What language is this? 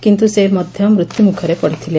Odia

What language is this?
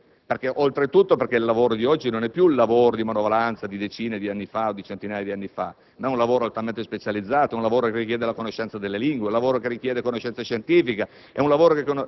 Italian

